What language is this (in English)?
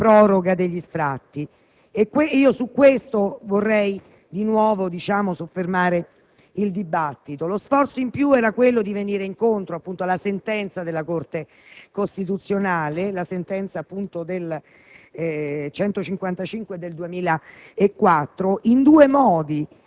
Italian